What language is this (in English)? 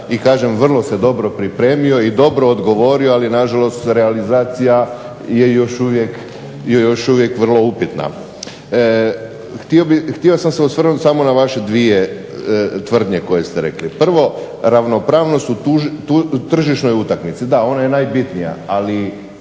Croatian